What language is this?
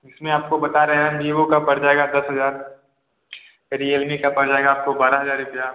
Hindi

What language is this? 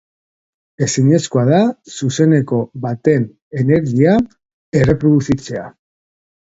Basque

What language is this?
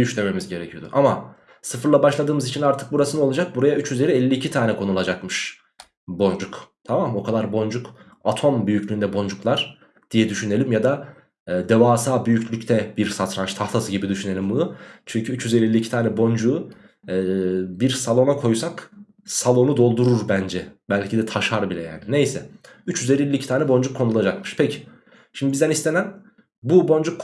Turkish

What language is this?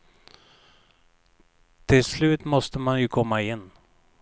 Swedish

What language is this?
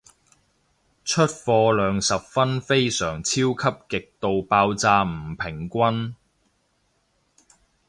Cantonese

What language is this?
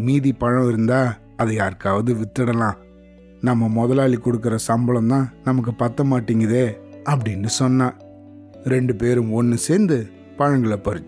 Tamil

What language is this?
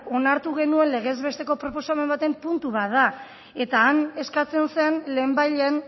Basque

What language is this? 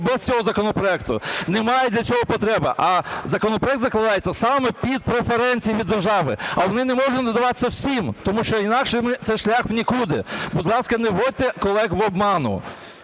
Ukrainian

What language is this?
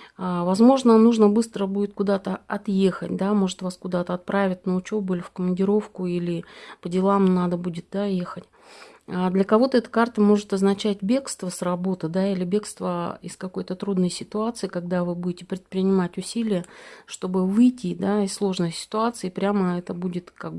Russian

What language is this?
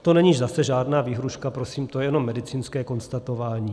Czech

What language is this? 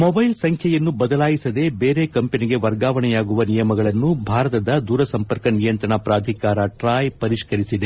Kannada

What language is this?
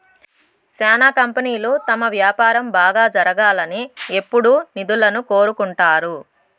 Telugu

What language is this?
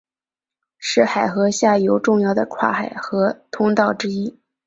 Chinese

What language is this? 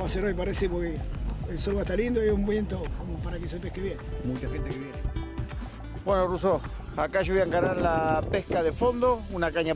Spanish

